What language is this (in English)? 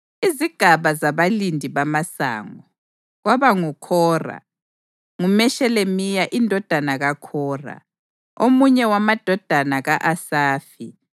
North Ndebele